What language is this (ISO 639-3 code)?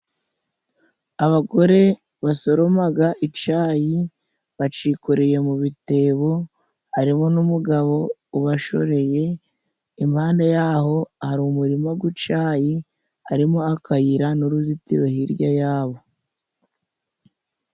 kin